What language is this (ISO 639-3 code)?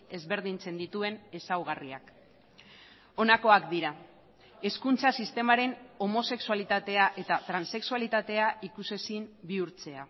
eus